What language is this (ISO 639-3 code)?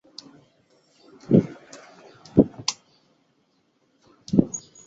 zho